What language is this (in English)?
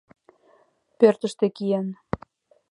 Mari